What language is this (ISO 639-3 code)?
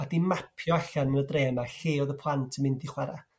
cym